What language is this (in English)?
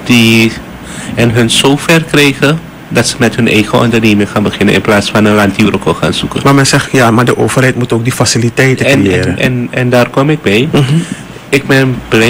Dutch